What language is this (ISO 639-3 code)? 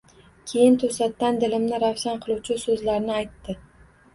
uzb